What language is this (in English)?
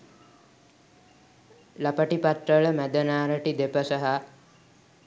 Sinhala